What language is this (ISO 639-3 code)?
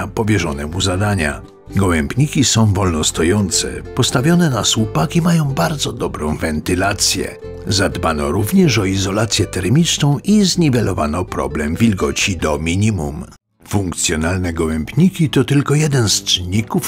pol